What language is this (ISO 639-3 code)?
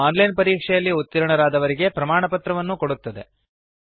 kan